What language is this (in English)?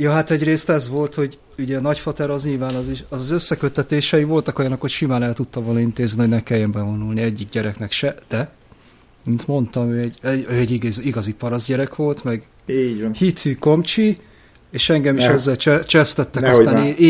Hungarian